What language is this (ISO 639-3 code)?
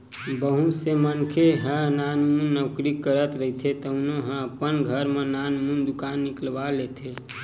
hne